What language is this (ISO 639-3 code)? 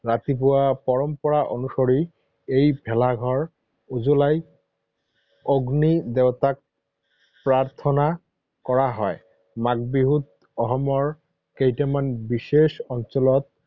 asm